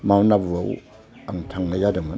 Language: Bodo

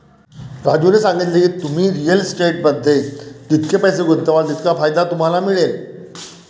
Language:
Marathi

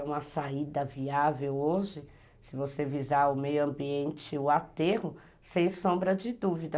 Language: Portuguese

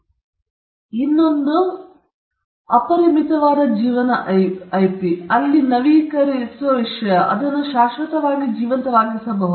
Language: Kannada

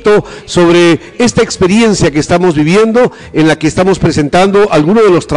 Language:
Spanish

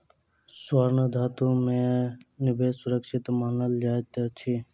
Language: Maithili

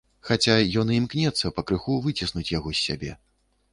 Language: Belarusian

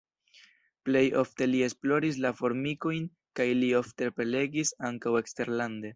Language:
Esperanto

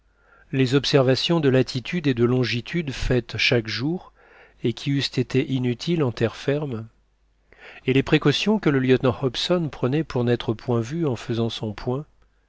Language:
French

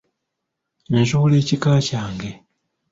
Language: Ganda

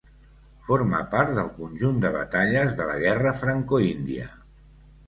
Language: Catalan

